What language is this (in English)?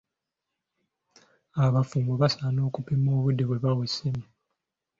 Ganda